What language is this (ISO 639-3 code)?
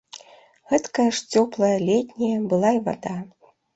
bel